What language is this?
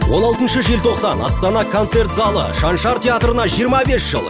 Kazakh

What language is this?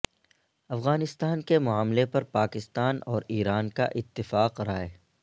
Urdu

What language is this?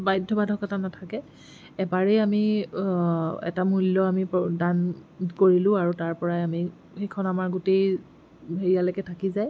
Assamese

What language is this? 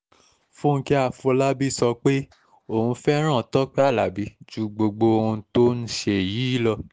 Yoruba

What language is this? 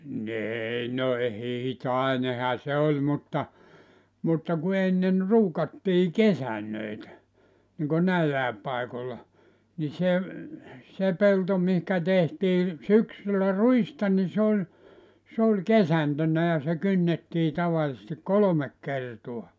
Finnish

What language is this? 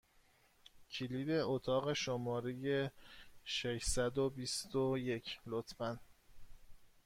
Persian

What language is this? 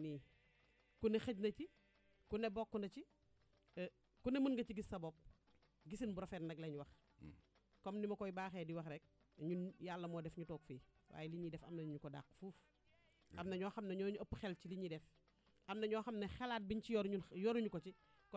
Indonesian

